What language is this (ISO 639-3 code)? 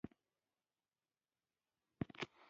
pus